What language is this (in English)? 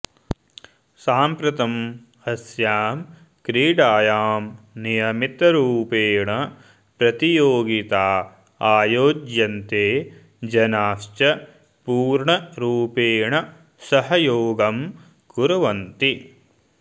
Sanskrit